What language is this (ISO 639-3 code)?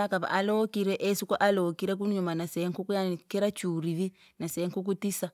lag